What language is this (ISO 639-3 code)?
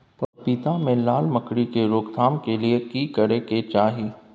mai